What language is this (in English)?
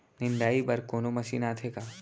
Chhattisgarhi